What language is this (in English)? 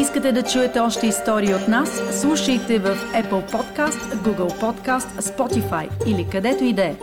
Bulgarian